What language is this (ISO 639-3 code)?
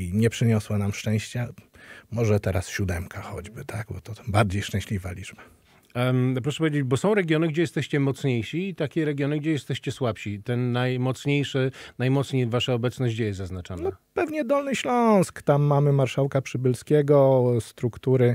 pol